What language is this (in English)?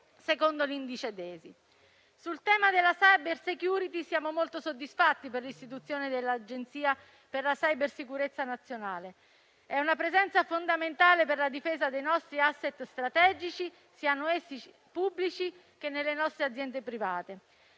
Italian